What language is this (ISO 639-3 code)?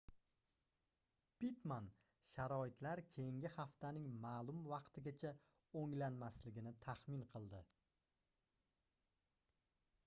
uzb